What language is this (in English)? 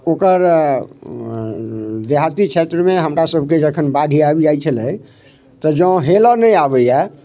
Maithili